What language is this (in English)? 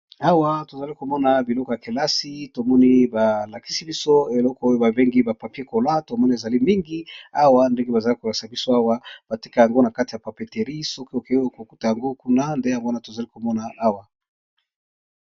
Lingala